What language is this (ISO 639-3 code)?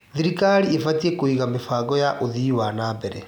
kik